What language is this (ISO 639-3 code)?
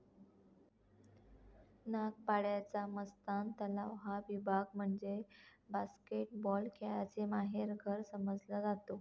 mar